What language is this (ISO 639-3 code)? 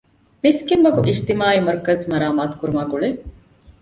div